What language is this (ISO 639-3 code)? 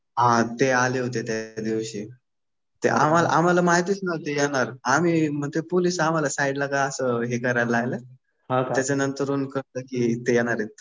mar